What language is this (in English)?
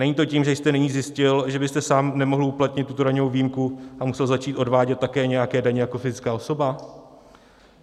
Czech